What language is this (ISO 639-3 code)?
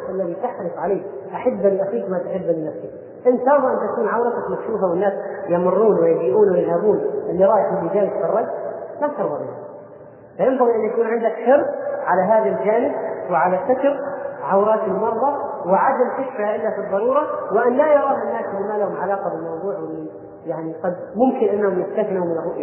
ara